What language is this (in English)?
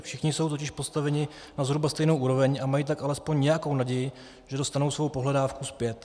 Czech